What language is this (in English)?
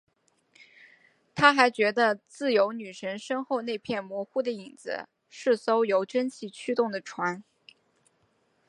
Chinese